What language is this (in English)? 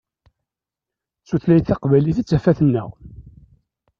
Kabyle